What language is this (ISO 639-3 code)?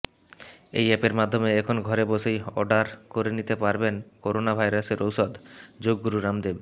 ben